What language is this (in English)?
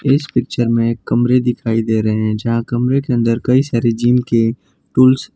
Hindi